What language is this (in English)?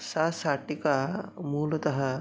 Sanskrit